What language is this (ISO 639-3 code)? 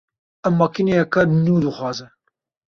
kur